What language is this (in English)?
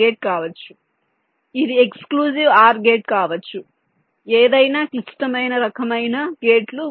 Telugu